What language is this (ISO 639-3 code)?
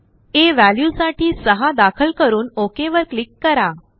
mar